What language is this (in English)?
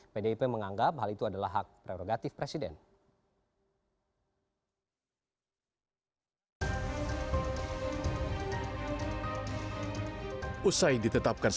Indonesian